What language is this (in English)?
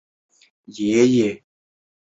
Chinese